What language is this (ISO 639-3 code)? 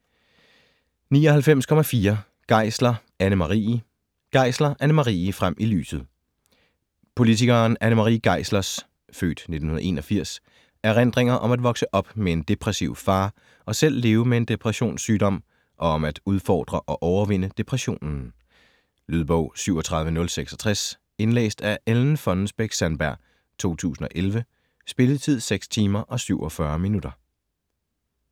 dan